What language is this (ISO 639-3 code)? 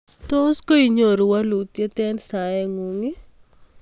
kln